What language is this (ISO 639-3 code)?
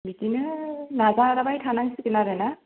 brx